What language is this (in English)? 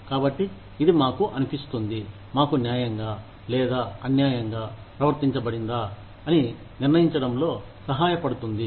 Telugu